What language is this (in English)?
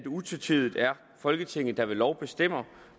Danish